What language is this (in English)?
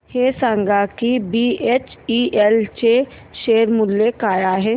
Marathi